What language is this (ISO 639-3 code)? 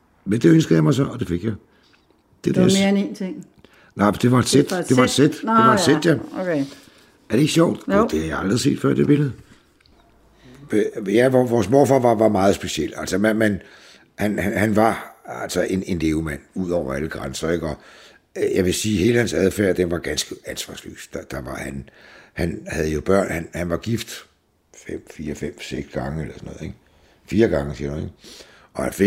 dan